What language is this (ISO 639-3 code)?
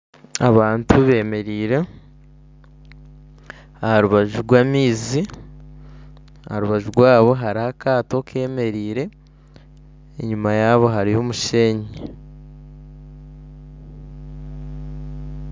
nyn